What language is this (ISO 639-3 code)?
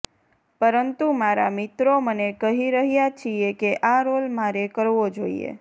guj